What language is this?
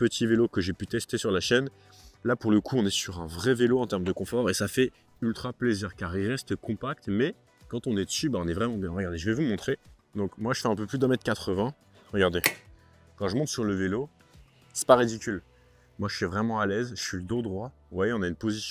French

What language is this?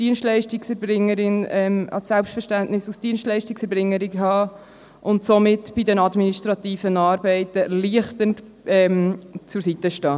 Swiss German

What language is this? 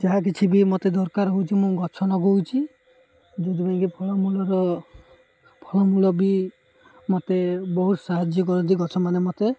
Odia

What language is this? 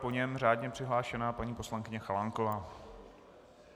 Czech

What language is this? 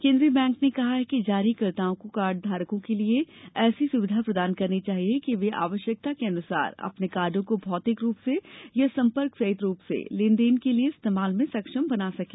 Hindi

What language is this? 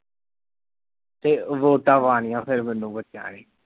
Punjabi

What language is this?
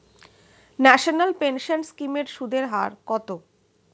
Bangla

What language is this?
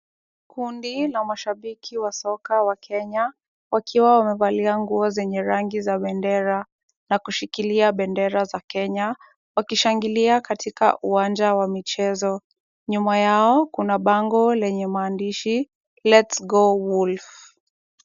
Swahili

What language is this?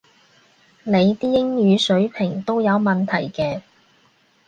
Cantonese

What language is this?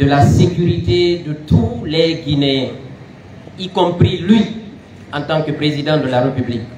French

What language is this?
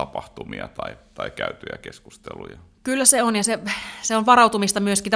Finnish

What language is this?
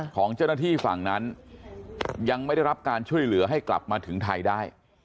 Thai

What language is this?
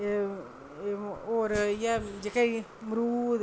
Dogri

